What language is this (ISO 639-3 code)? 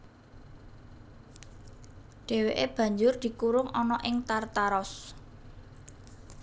jav